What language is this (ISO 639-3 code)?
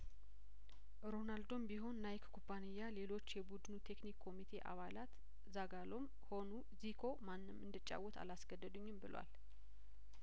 amh